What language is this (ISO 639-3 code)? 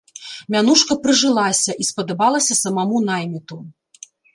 bel